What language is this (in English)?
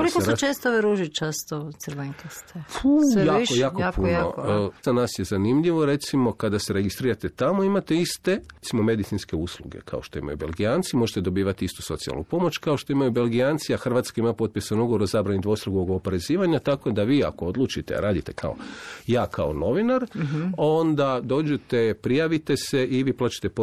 Croatian